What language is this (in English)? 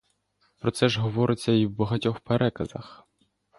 Ukrainian